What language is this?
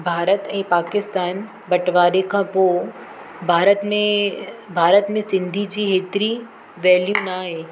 Sindhi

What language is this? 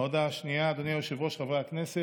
Hebrew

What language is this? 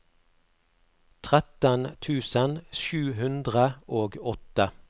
Norwegian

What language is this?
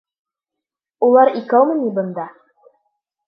Bashkir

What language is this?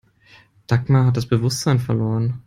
German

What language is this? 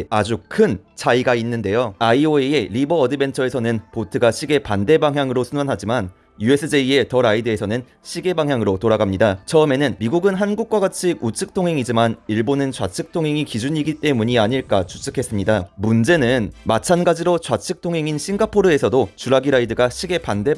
Korean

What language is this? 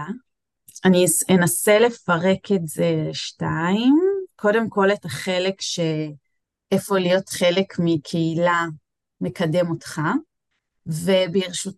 Hebrew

